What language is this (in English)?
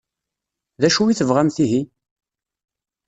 Kabyle